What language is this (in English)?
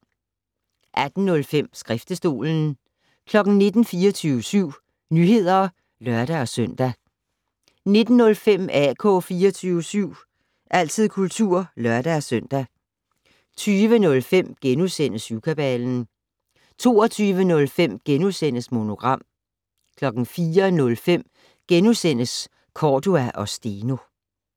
Danish